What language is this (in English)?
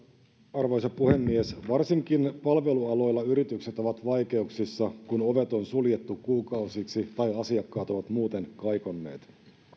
Finnish